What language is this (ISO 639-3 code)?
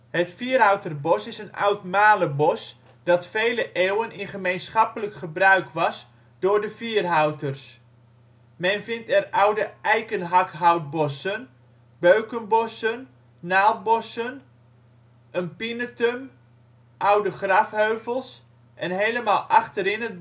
nld